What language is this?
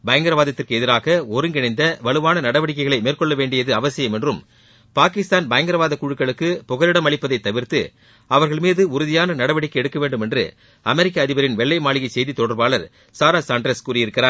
Tamil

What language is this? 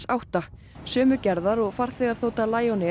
Icelandic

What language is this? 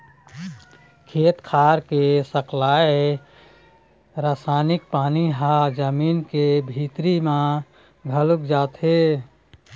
Chhattisgarhi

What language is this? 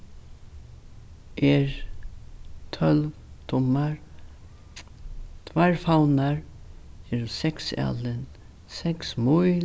Faroese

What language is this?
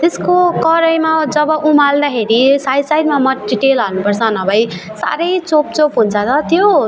Nepali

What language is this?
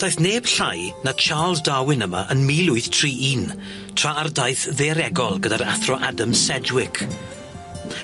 Welsh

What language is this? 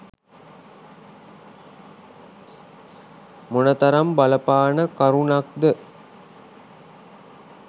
Sinhala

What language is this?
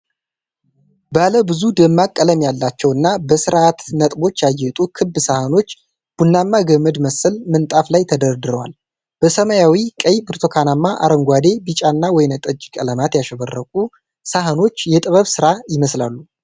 Amharic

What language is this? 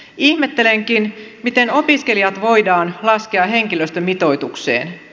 Finnish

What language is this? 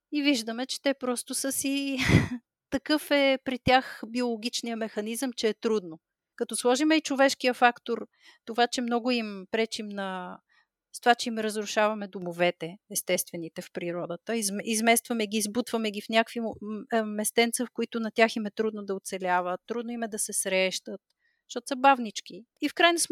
Bulgarian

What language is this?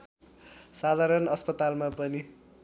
Nepali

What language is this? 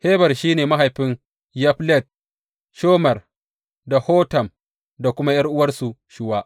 Hausa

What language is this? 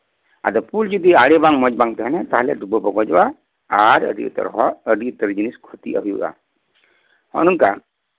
Santali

